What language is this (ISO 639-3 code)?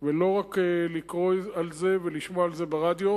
heb